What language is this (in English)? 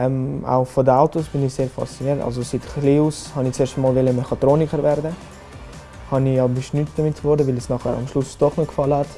German